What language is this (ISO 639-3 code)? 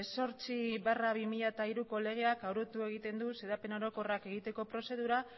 eus